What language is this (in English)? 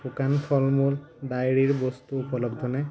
Assamese